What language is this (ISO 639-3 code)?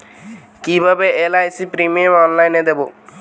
ben